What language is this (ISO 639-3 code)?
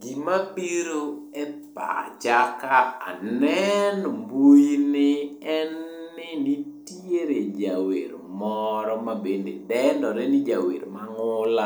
luo